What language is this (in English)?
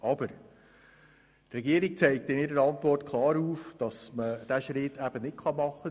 Swiss German